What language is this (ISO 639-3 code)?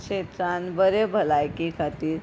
kok